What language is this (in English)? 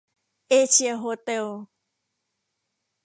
Thai